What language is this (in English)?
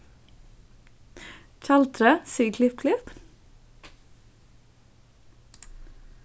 Faroese